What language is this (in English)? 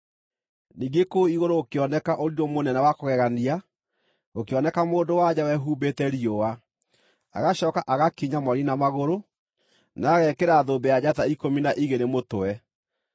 Kikuyu